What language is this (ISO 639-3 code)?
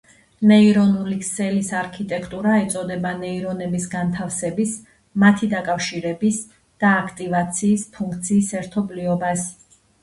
kat